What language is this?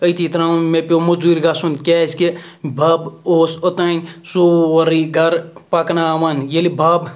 Kashmiri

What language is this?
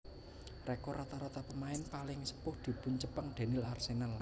Javanese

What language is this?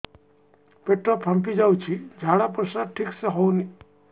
Odia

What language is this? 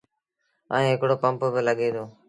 Sindhi Bhil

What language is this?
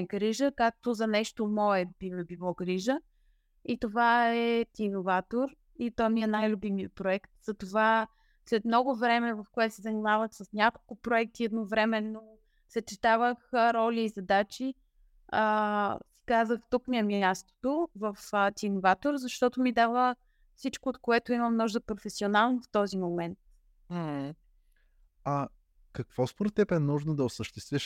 Bulgarian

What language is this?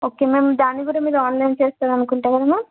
Telugu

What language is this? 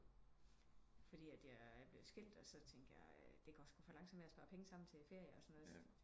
Danish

